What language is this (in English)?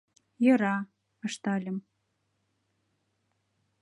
Mari